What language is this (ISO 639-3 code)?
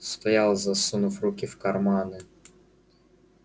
rus